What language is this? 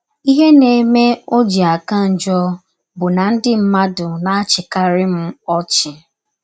Igbo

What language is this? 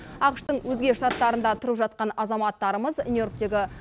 Kazakh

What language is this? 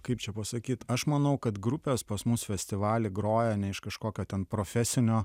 Lithuanian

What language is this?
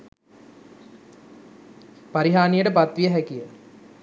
Sinhala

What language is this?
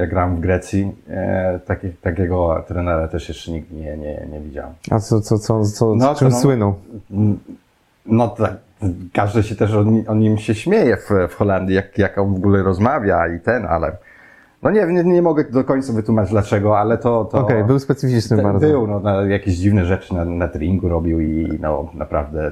Polish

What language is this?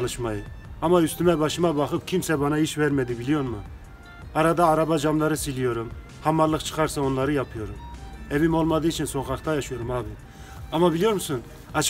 Turkish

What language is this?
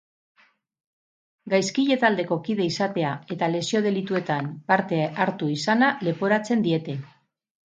Basque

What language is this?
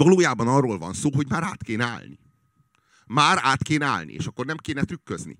Hungarian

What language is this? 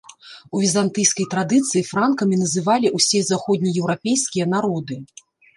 Belarusian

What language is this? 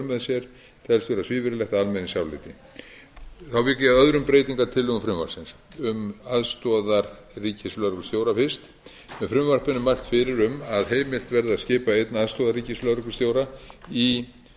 Icelandic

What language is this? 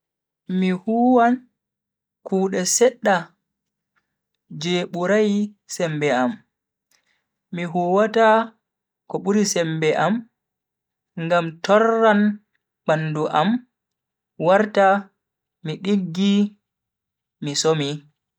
Bagirmi Fulfulde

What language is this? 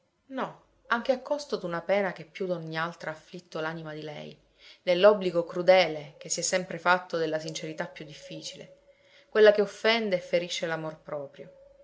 Italian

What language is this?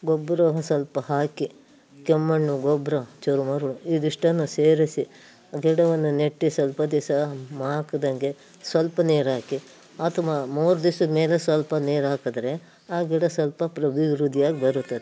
Kannada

